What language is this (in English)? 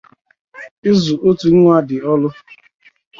Igbo